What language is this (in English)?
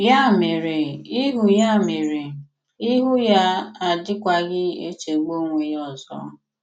Igbo